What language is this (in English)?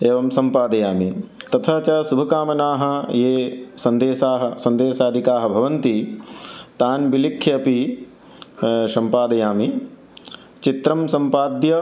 Sanskrit